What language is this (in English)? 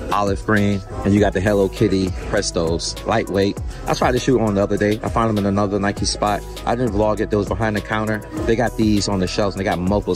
English